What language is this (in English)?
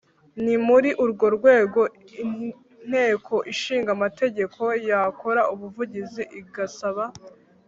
Kinyarwanda